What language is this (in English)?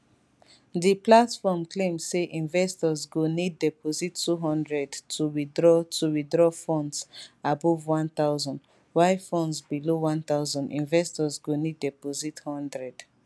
Nigerian Pidgin